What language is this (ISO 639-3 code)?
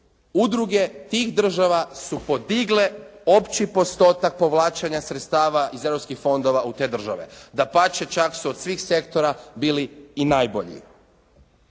hrv